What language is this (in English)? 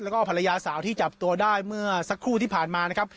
Thai